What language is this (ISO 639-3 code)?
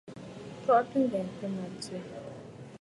bfd